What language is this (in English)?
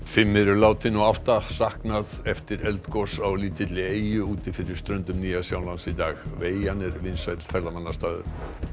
Icelandic